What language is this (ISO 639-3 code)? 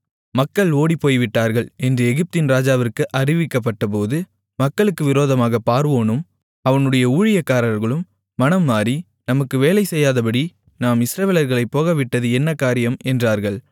tam